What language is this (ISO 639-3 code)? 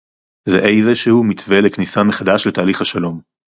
heb